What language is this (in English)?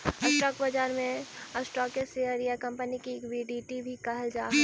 Magahi